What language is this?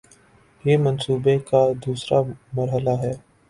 Urdu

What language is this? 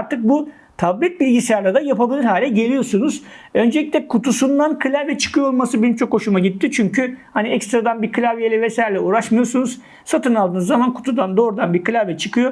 Turkish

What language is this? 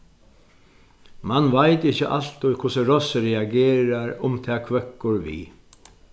Faroese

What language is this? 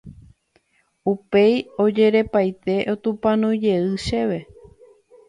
Guarani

